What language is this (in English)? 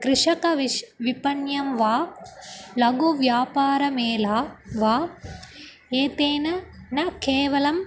Sanskrit